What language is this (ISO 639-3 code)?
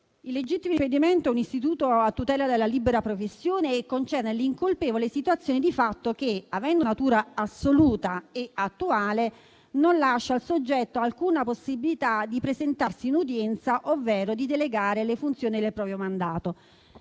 ita